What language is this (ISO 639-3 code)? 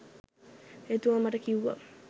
sin